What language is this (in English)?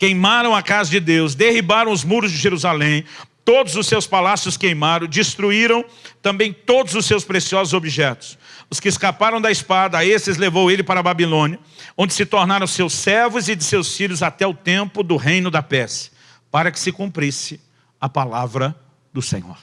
Portuguese